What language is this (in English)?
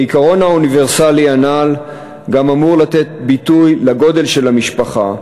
Hebrew